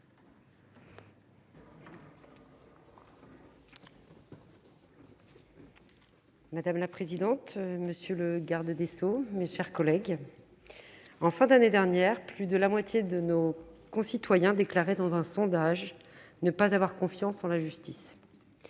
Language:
French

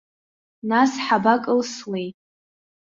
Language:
Abkhazian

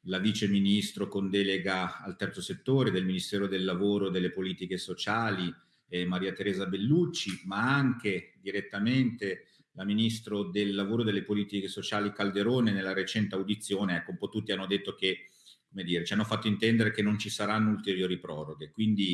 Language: Italian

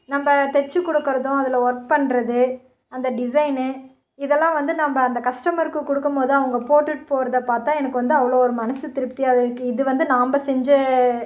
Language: Tamil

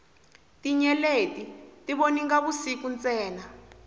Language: Tsonga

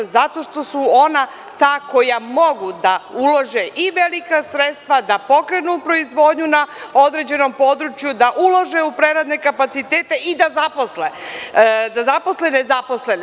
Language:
Serbian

